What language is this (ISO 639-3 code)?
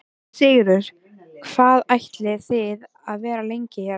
isl